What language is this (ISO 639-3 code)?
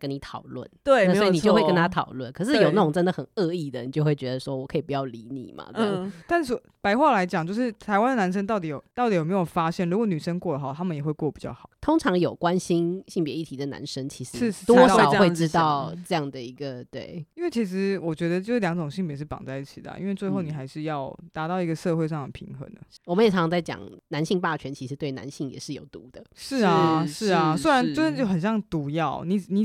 zho